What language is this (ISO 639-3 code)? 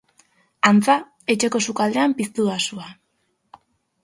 eus